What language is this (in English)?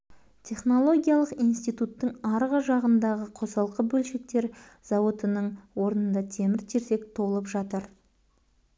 Kazakh